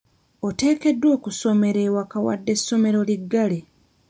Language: Ganda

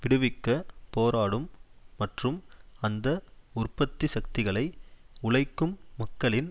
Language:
Tamil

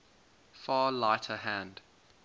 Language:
English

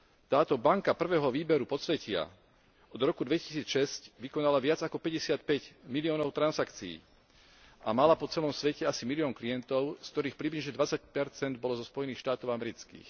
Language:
Slovak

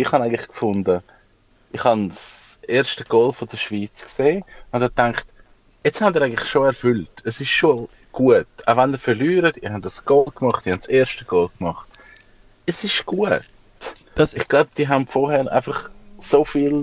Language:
German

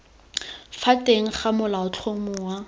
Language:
Tswana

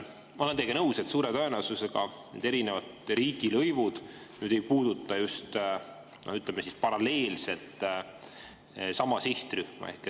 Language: Estonian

